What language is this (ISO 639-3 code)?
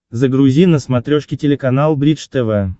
rus